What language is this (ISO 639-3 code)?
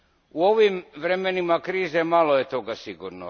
hrv